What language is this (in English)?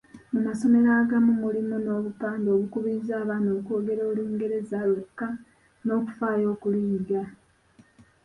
Ganda